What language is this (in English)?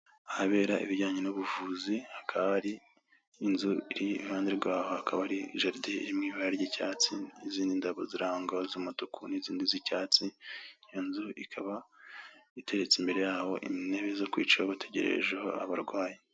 Kinyarwanda